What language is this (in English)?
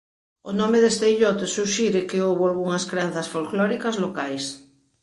Galician